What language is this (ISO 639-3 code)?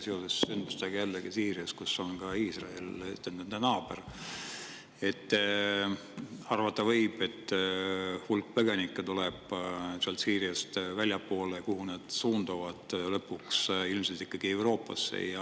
est